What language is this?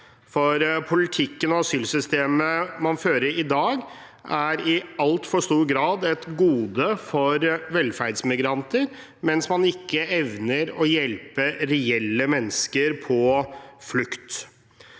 Norwegian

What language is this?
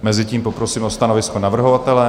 Czech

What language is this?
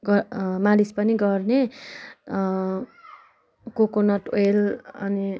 Nepali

